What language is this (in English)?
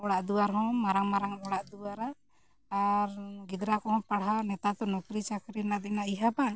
Santali